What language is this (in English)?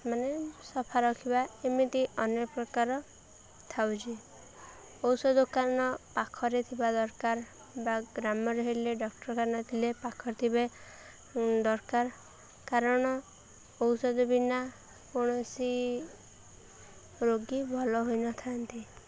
Odia